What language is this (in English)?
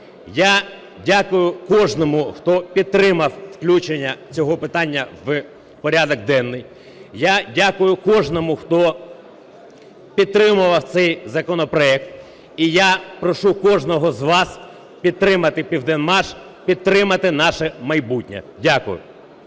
Ukrainian